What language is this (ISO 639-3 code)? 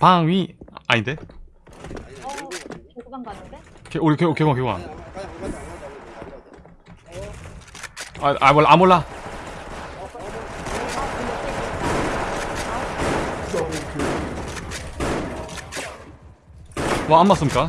kor